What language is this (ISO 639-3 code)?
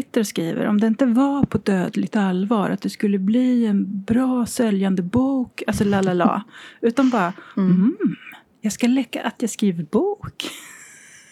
swe